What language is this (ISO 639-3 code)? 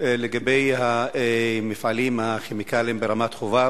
heb